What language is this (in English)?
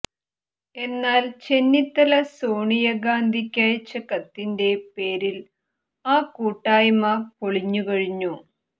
Malayalam